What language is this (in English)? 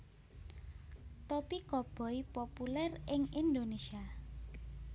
Javanese